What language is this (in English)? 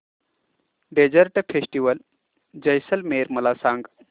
Marathi